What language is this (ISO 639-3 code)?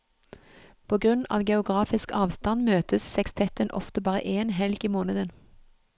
nor